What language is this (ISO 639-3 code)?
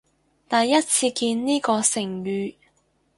yue